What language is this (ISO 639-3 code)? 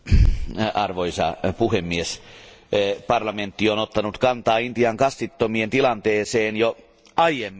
fin